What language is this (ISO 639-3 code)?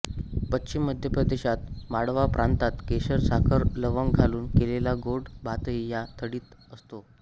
mar